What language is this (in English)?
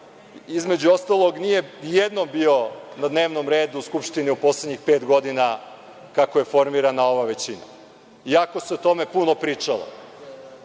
Serbian